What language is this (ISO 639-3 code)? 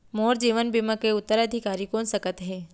hne